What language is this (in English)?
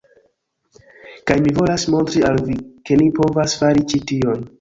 Esperanto